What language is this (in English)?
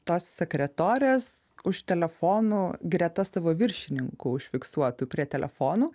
Lithuanian